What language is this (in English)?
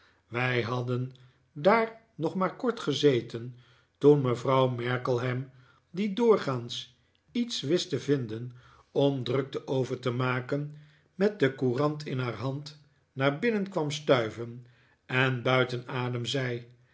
Dutch